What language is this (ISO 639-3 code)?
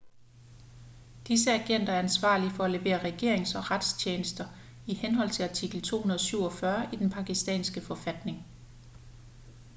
dan